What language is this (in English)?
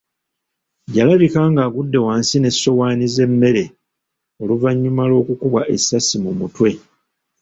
Ganda